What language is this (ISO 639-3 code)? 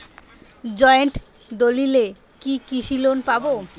ben